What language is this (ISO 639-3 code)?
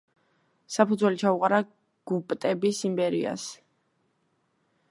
kat